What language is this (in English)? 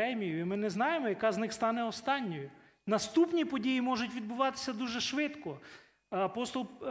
Ukrainian